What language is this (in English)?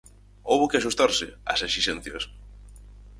Galician